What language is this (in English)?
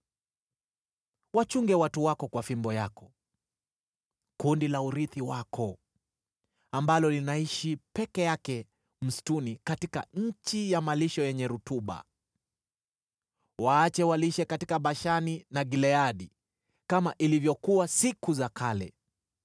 Swahili